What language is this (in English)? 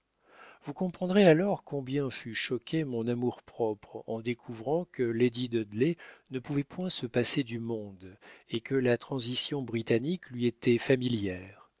French